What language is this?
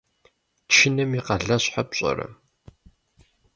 Kabardian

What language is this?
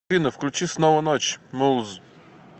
Russian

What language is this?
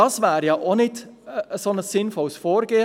Swiss German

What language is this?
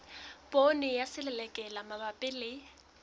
Southern Sotho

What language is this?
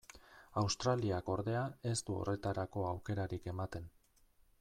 Basque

